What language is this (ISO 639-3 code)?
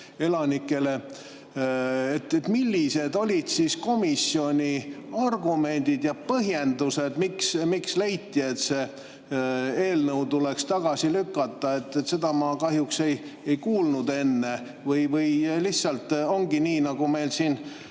est